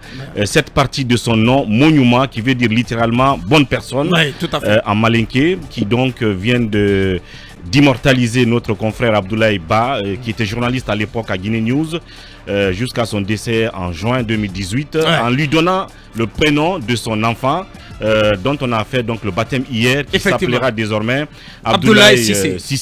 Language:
French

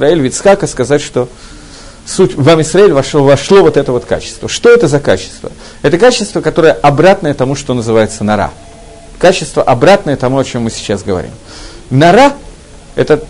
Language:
Russian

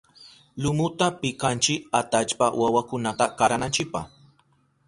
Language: Southern Pastaza Quechua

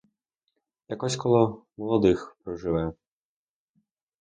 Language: Ukrainian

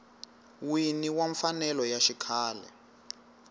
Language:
Tsonga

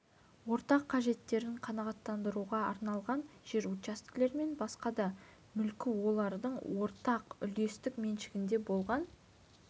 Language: Kazakh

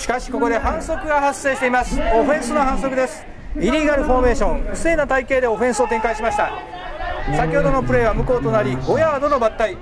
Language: Japanese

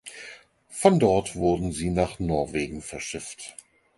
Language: German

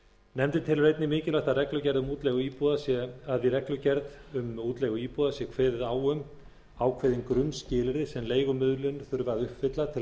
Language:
Icelandic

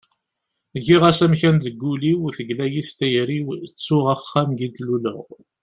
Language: Kabyle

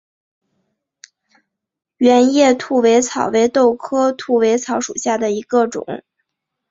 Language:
Chinese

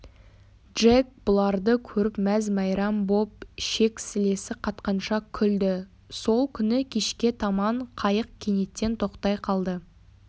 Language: Kazakh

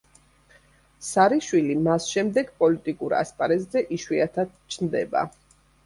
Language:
Georgian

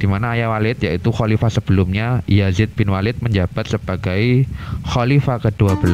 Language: Indonesian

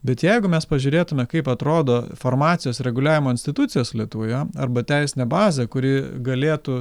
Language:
Lithuanian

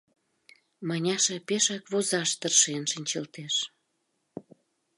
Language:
Mari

